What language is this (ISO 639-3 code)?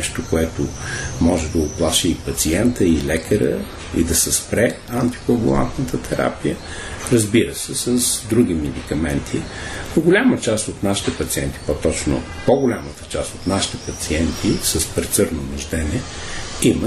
bul